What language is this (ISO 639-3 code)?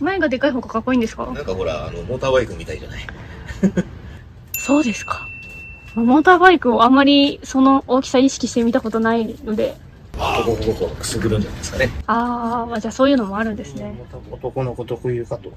jpn